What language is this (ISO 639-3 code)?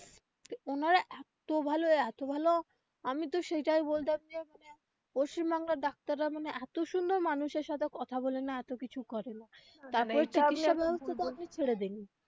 ben